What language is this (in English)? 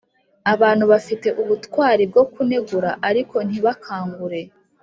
Kinyarwanda